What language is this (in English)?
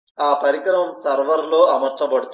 Telugu